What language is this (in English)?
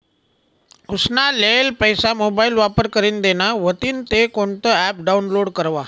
Marathi